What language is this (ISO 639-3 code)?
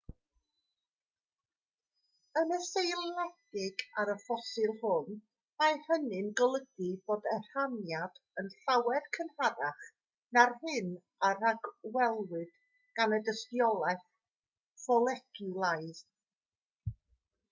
cym